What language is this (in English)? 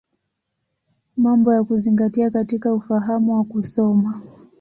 Swahili